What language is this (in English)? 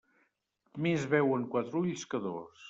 Catalan